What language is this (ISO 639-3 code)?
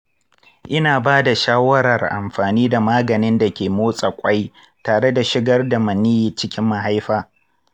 hau